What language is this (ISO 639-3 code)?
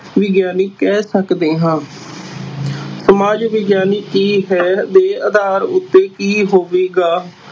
pan